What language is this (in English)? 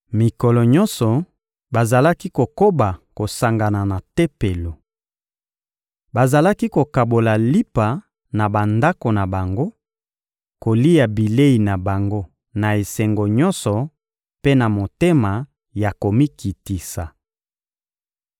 Lingala